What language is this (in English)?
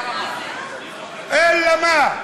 Hebrew